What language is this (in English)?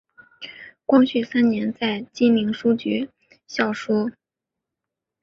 Chinese